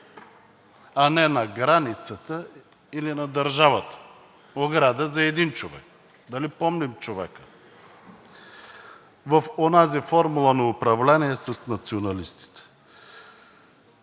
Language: Bulgarian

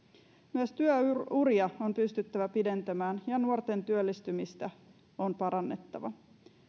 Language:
Finnish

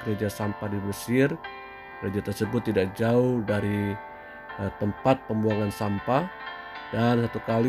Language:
Indonesian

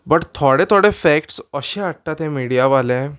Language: Konkani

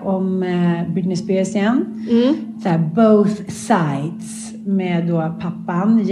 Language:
Swedish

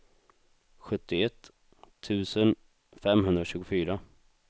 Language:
Swedish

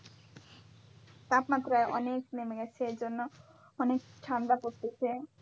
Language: Bangla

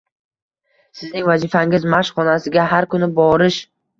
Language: Uzbek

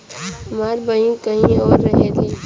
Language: Bhojpuri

